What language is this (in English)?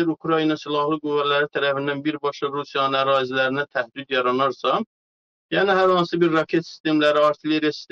Turkish